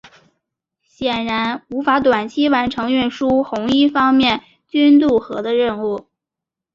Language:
Chinese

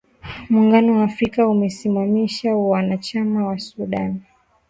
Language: Swahili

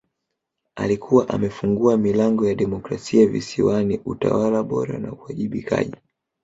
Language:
Swahili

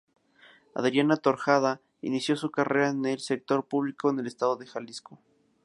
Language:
Spanish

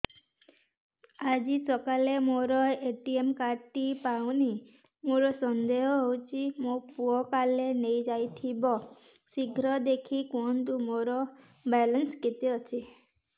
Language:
Odia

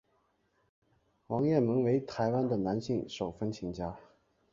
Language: Chinese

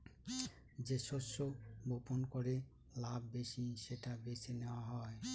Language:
Bangla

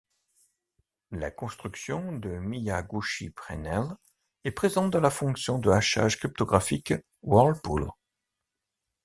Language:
French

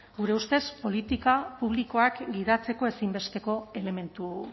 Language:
Basque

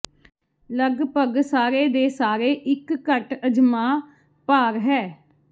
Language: Punjabi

